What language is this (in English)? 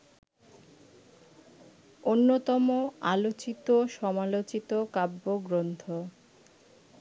Bangla